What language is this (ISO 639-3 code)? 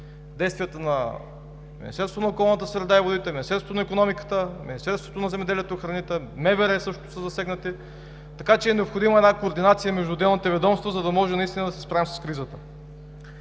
bul